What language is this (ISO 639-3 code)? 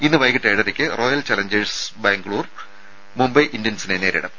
mal